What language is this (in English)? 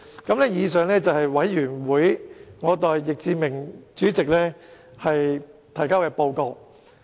Cantonese